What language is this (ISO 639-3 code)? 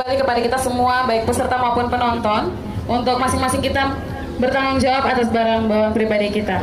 ind